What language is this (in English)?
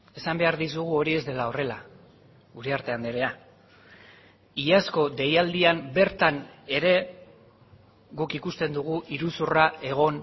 Basque